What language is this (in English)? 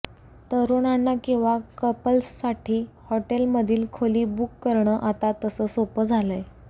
Marathi